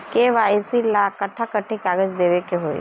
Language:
Bhojpuri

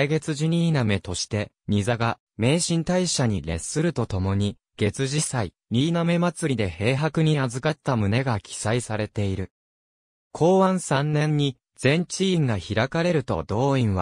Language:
Japanese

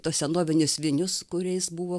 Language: Lithuanian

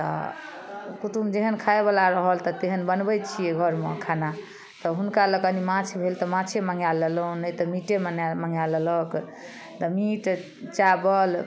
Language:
Maithili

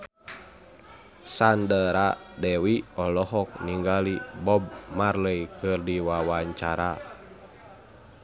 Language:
Sundanese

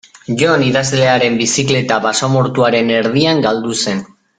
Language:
Basque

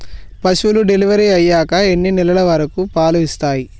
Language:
Telugu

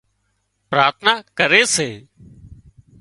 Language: Wadiyara Koli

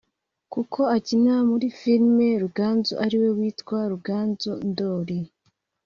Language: Kinyarwanda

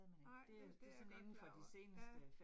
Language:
Danish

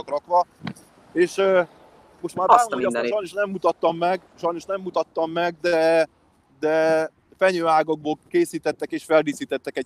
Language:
Hungarian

